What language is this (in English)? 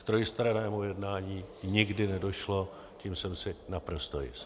Czech